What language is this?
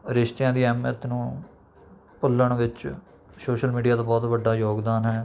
Punjabi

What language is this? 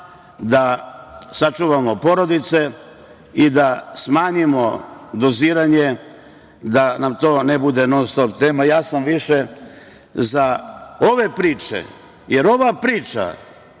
Serbian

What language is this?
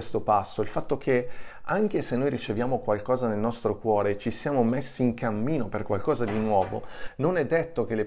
Italian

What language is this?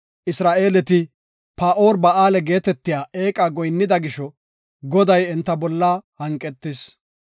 Gofa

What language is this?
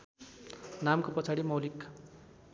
Nepali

